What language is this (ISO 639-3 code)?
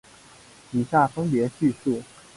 zho